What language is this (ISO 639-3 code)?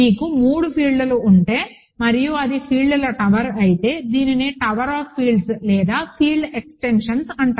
tel